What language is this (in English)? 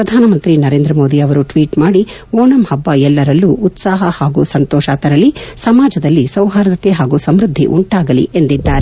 Kannada